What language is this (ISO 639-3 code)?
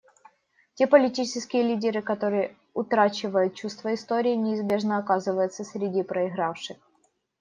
rus